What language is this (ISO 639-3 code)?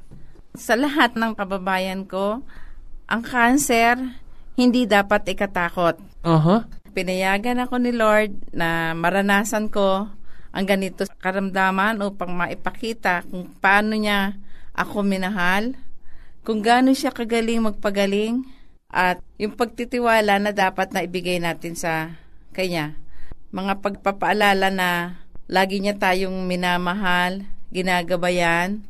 fil